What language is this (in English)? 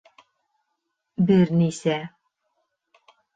Bashkir